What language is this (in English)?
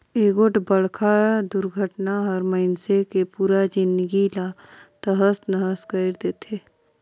Chhattisgarhi